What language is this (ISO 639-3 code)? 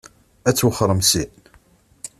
kab